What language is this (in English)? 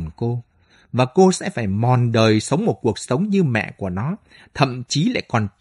Vietnamese